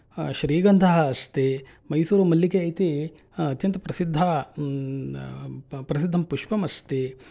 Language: Sanskrit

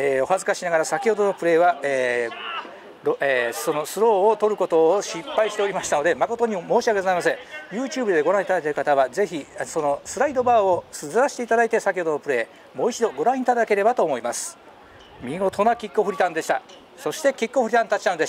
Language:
Japanese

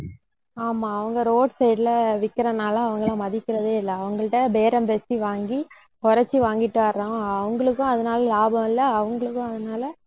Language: Tamil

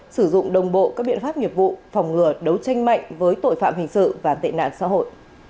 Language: Vietnamese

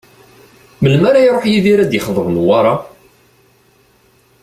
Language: Kabyle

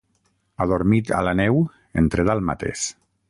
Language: Catalan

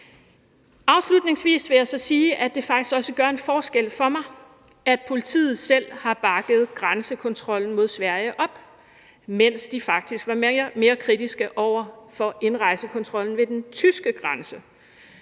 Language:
Danish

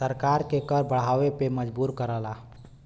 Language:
Bhojpuri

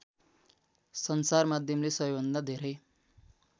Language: Nepali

